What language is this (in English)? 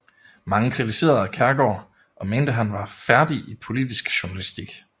Danish